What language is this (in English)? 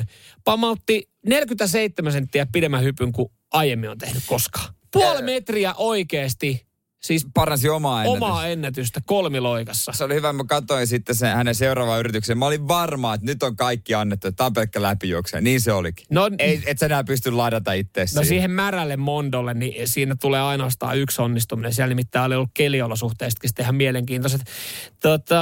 Finnish